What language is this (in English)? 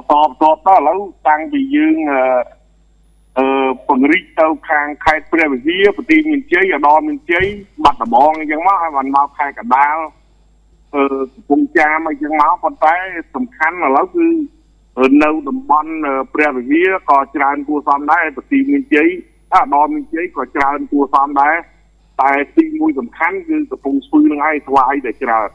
Thai